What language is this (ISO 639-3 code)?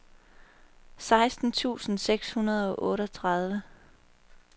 dan